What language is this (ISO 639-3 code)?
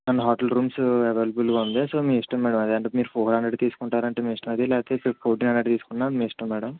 tel